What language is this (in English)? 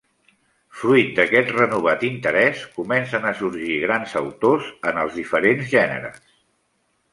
Catalan